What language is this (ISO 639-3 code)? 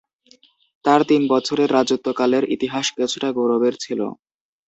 ben